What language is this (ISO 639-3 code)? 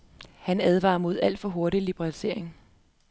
dan